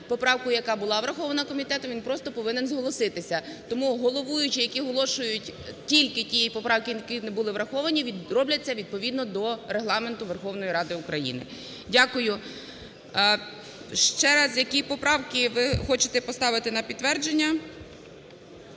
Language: Ukrainian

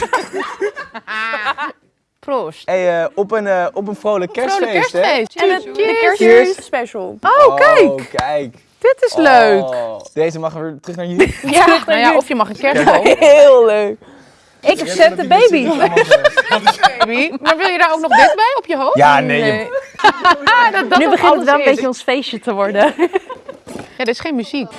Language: Dutch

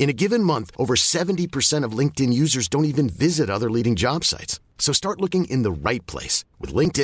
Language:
Filipino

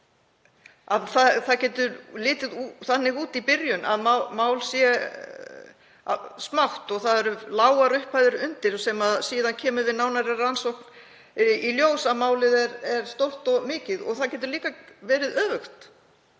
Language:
Icelandic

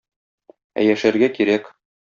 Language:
Tatar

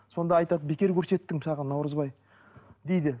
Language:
Kazakh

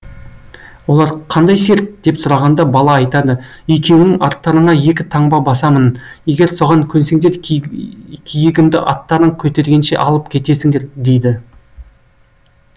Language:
Kazakh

